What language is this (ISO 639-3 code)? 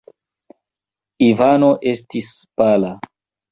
epo